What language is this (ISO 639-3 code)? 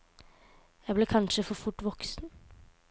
nor